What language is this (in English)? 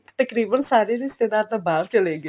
Punjabi